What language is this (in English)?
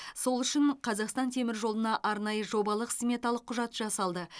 Kazakh